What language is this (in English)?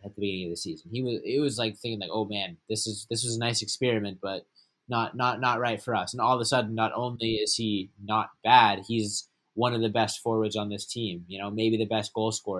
English